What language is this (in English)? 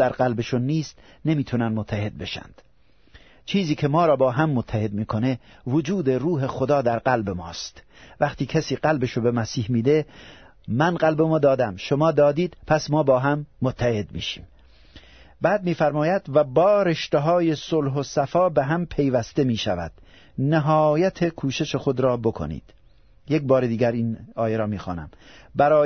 Persian